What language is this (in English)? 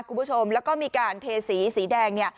Thai